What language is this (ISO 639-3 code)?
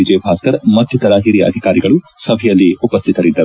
kan